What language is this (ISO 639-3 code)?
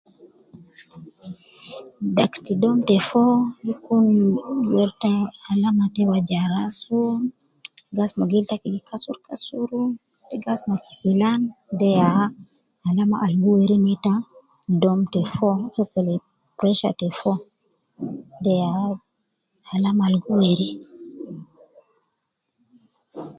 kcn